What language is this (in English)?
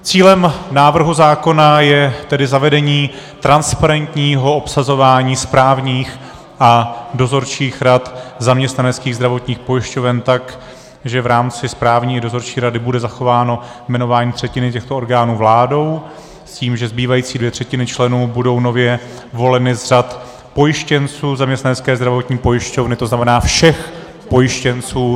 Czech